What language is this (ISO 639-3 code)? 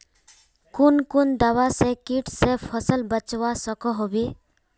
mag